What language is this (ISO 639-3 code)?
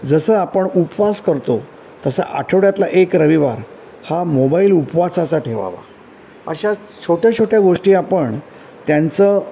mar